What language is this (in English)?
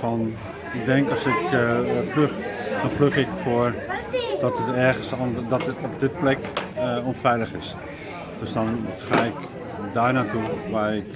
Dutch